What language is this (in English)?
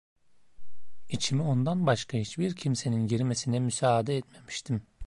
Turkish